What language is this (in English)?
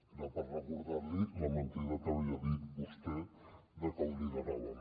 Catalan